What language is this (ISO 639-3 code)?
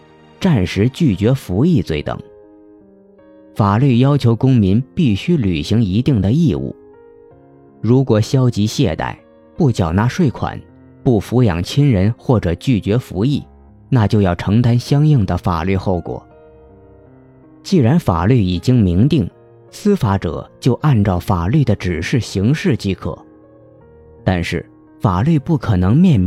zho